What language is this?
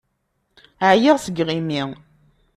Kabyle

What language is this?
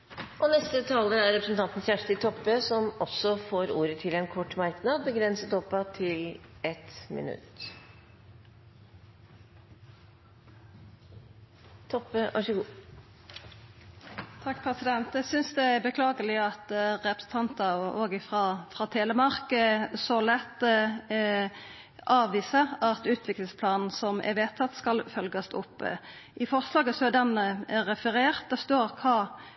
Norwegian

